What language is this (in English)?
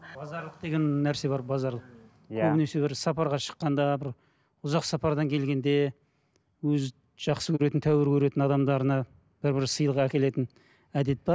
Kazakh